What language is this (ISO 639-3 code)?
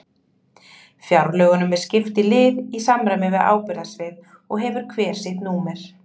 isl